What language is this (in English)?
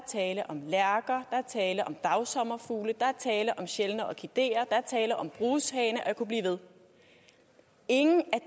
Danish